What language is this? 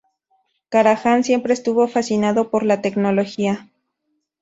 Spanish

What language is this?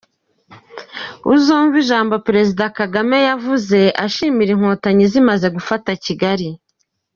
Kinyarwanda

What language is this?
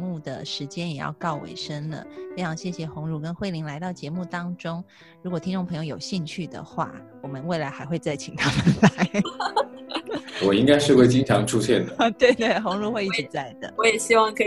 Chinese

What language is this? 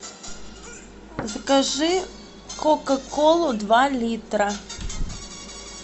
Russian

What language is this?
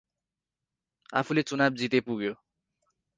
Nepali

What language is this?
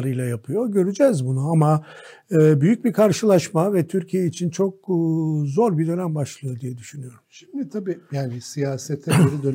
Turkish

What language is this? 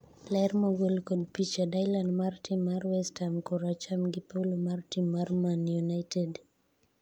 Luo (Kenya and Tanzania)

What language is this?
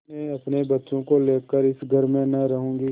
Hindi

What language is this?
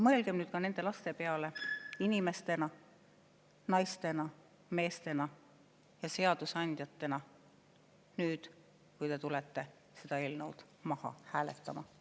Estonian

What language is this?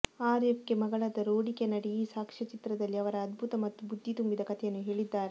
Kannada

